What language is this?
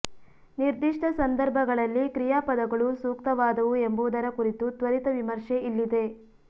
Kannada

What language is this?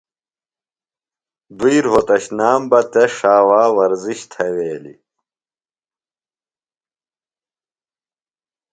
Phalura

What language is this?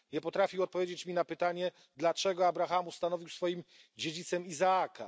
Polish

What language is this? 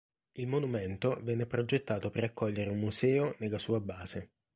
Italian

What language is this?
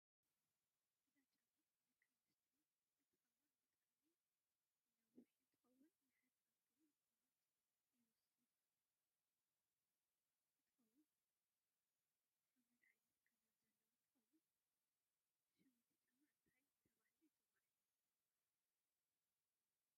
Tigrinya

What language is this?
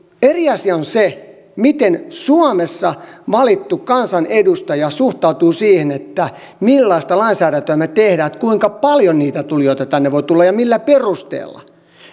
Finnish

